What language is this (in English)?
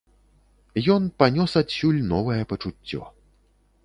Belarusian